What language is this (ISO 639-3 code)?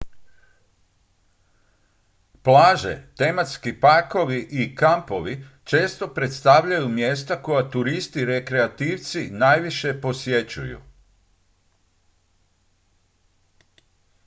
hrv